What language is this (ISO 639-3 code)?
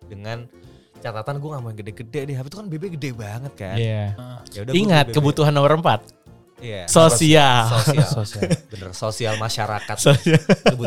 ind